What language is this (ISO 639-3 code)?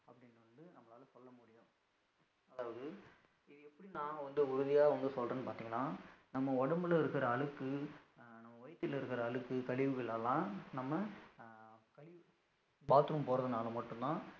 tam